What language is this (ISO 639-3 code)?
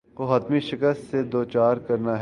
urd